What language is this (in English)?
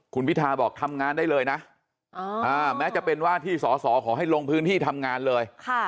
Thai